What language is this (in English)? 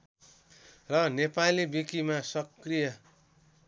Nepali